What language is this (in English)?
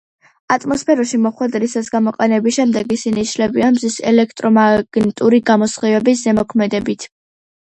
Georgian